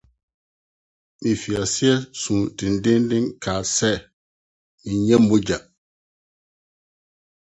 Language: Akan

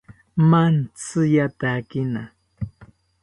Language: South Ucayali Ashéninka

